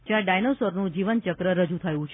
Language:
Gujarati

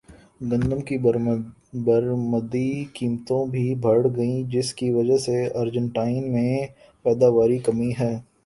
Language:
Urdu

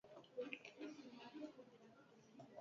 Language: Basque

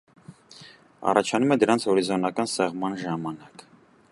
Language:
Armenian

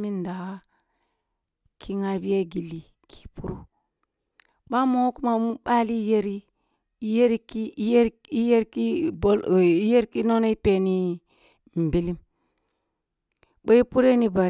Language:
Kulung (Nigeria)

